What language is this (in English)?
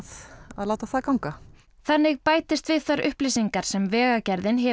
Icelandic